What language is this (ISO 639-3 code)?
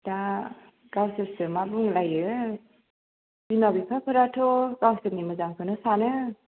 brx